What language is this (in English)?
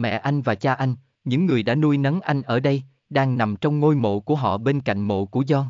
Vietnamese